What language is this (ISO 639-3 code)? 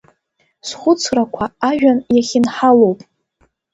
abk